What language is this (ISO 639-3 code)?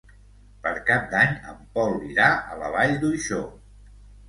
cat